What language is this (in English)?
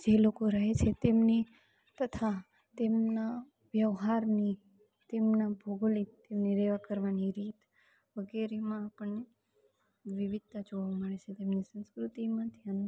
Gujarati